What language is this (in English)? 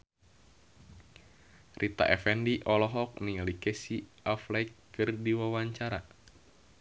Sundanese